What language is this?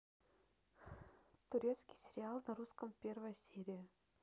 Russian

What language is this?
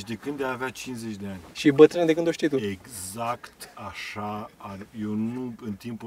Romanian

